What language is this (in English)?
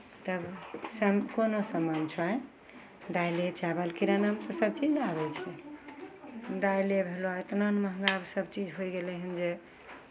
Maithili